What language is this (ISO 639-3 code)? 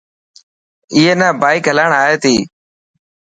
mki